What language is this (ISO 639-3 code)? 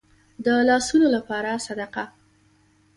pus